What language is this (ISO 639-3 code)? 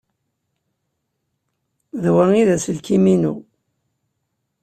kab